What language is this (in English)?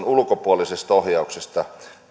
Finnish